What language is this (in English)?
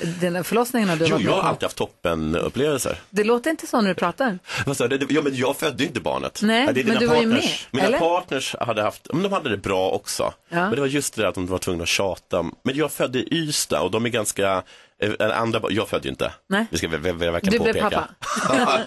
Swedish